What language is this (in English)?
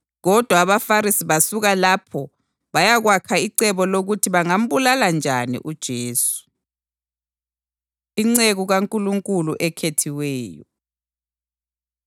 North Ndebele